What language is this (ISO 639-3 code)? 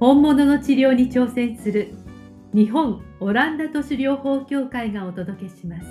jpn